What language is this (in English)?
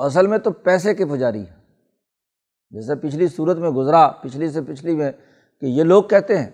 Urdu